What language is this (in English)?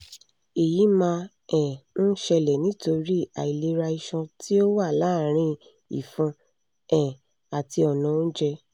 Yoruba